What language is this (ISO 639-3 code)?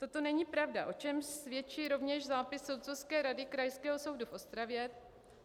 ces